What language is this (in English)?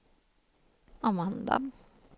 Swedish